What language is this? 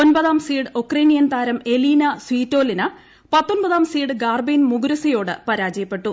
Malayalam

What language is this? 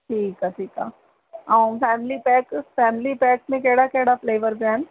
Sindhi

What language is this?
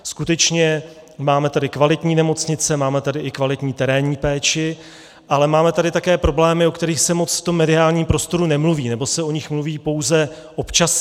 Czech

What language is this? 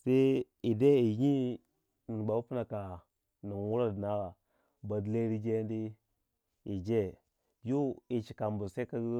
Waja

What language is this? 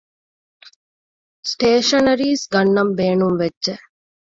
Divehi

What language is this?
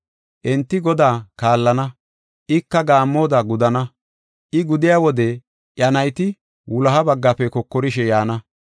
Gofa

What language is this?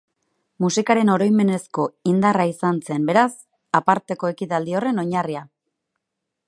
Basque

